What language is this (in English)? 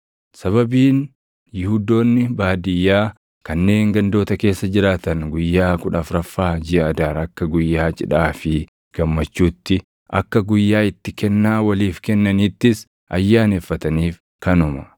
Oromo